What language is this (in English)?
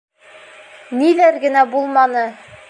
Bashkir